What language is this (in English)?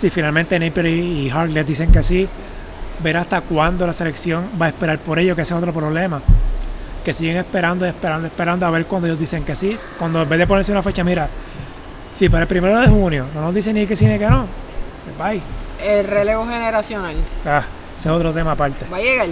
Spanish